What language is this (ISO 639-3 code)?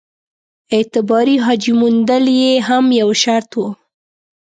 pus